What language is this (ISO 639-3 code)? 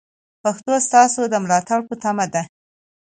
pus